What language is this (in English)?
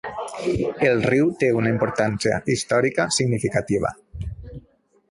Catalan